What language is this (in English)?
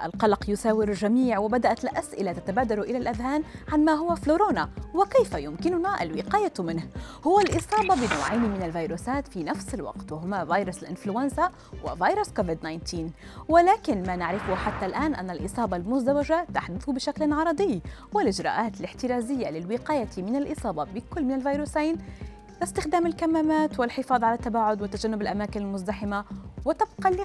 Arabic